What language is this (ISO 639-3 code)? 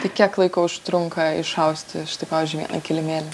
lit